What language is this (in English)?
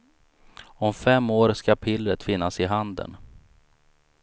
Swedish